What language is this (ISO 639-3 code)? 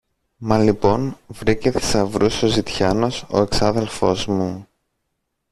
ell